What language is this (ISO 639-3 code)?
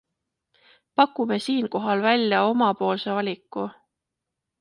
est